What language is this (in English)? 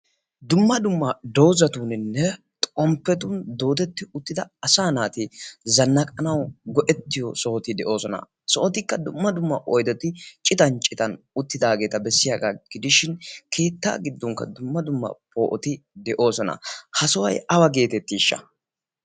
Wolaytta